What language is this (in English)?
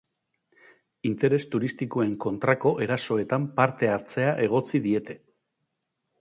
Basque